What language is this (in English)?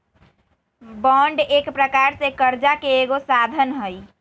Magahi